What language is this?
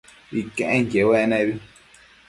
Matsés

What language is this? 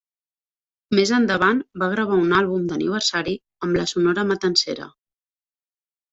Catalan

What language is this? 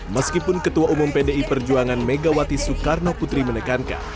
Indonesian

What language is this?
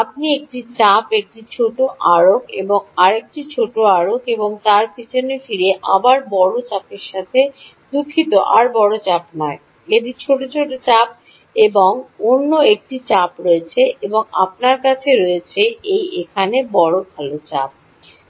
Bangla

